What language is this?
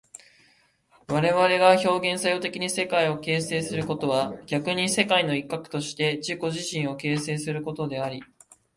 Japanese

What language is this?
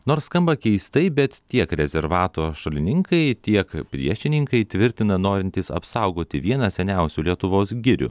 Lithuanian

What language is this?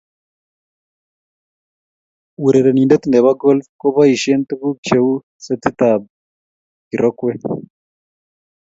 Kalenjin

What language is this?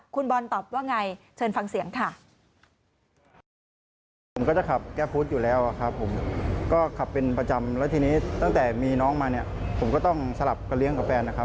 Thai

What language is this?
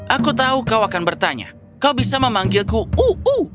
Indonesian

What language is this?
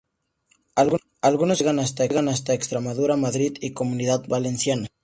Spanish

